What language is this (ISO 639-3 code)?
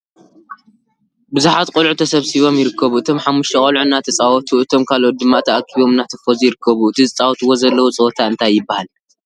tir